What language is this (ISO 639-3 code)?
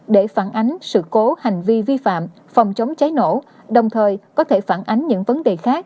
vie